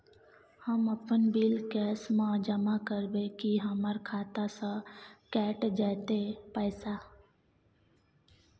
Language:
Maithili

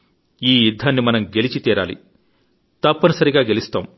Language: Telugu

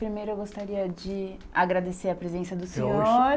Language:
Portuguese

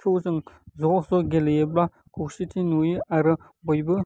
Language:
Bodo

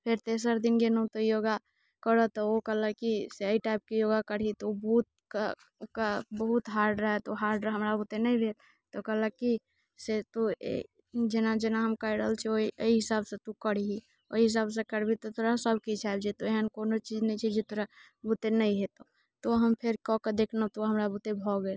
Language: Maithili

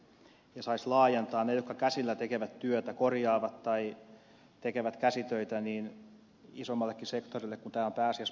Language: Finnish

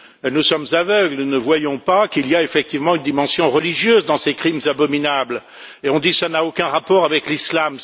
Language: French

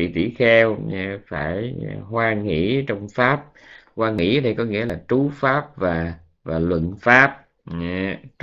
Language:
Vietnamese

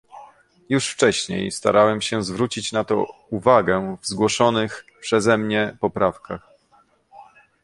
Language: Polish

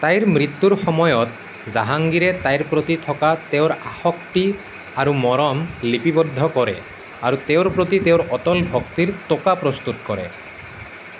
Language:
Assamese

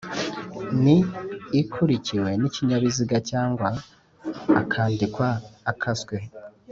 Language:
Kinyarwanda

